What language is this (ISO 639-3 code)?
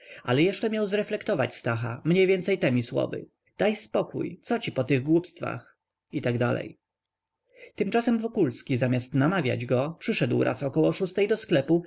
pol